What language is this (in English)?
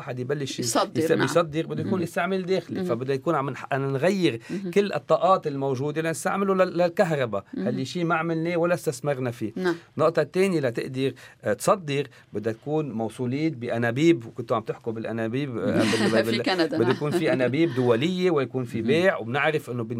Arabic